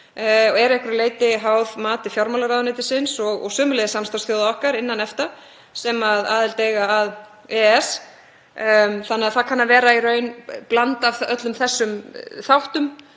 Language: Icelandic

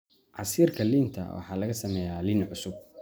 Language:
Somali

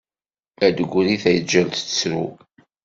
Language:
Kabyle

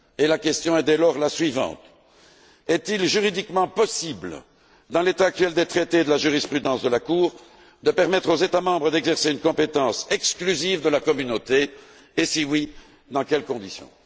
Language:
French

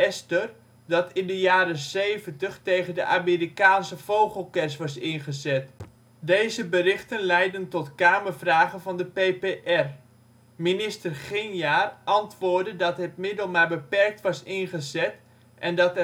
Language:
Dutch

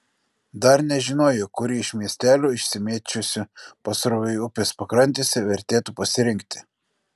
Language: Lithuanian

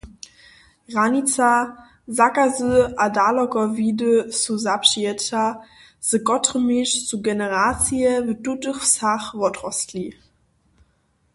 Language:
Upper Sorbian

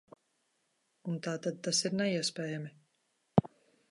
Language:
Latvian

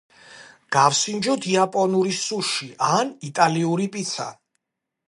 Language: Georgian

